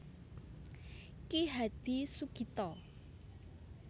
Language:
Javanese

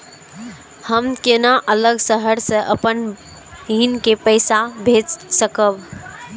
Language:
Maithili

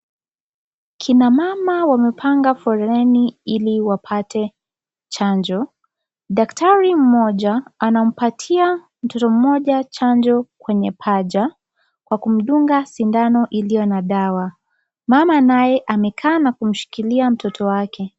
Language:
Swahili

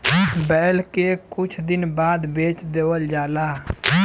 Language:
Bhojpuri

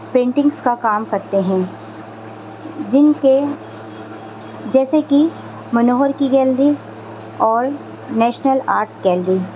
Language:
Urdu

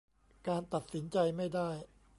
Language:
Thai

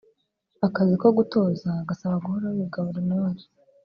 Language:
Kinyarwanda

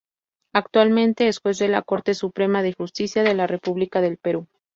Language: Spanish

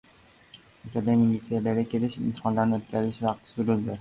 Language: Uzbek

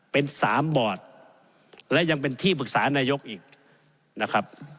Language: Thai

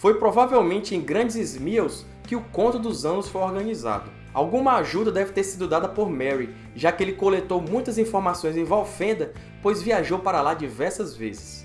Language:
Portuguese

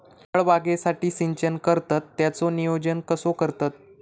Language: Marathi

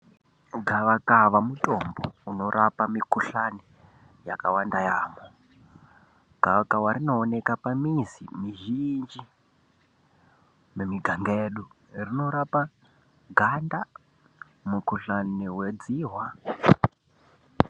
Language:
Ndau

